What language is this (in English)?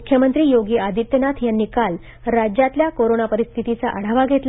Marathi